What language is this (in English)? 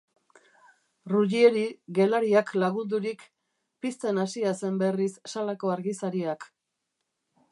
Basque